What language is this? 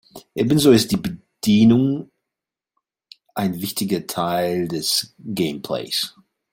German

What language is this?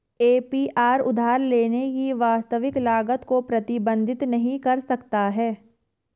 Hindi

